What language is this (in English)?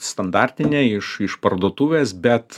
Lithuanian